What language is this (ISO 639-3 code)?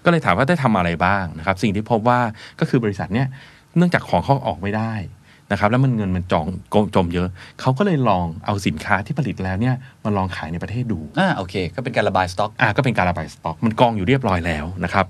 tha